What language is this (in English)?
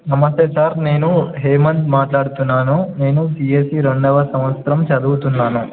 Telugu